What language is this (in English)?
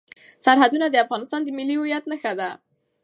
Pashto